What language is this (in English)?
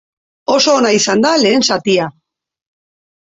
Basque